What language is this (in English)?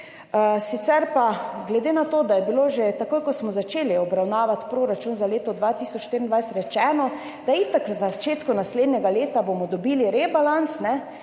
Slovenian